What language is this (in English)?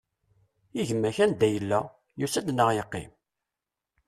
Kabyle